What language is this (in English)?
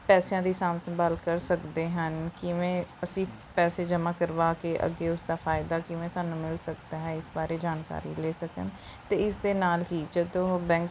Punjabi